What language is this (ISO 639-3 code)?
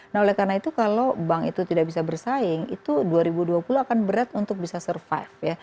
ind